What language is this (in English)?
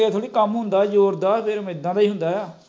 Punjabi